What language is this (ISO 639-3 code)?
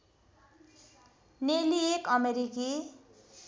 nep